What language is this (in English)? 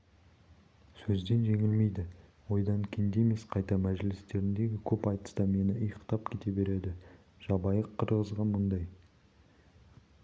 Kazakh